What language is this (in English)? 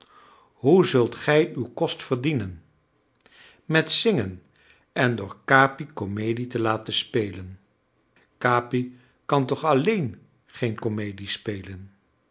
Dutch